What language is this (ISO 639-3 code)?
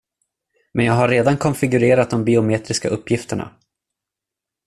swe